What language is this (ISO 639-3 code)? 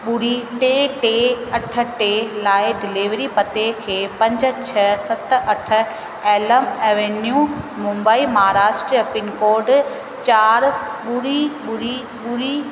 snd